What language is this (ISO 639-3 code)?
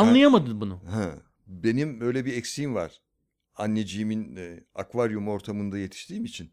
tur